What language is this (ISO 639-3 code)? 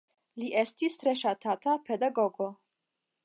epo